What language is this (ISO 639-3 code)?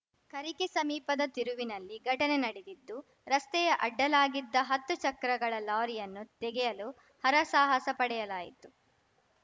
kan